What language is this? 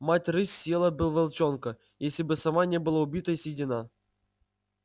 Russian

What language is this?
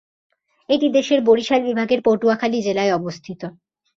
Bangla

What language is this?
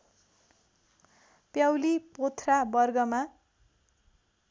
Nepali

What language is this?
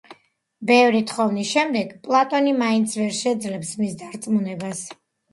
Georgian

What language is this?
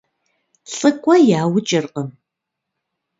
Kabardian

